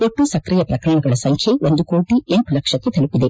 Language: Kannada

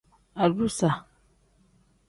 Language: Tem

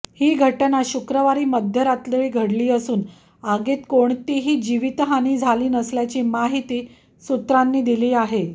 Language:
Marathi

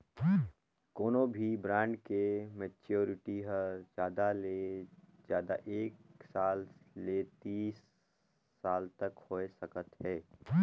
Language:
Chhattisgarhi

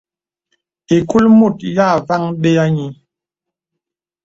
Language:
Bebele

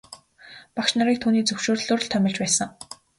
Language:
Mongolian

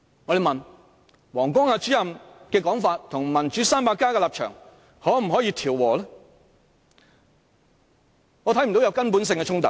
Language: Cantonese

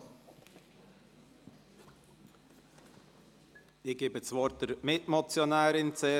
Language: Swiss German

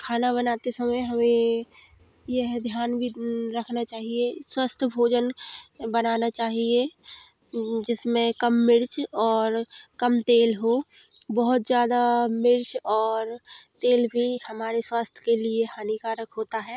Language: Hindi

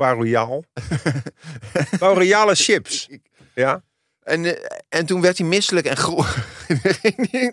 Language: Dutch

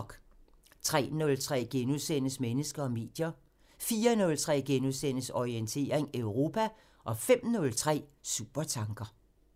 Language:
Danish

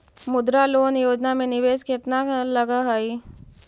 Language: Magahi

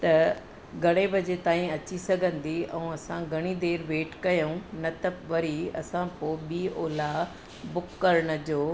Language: Sindhi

